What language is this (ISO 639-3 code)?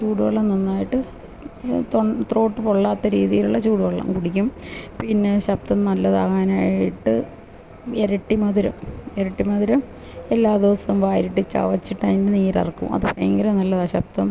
mal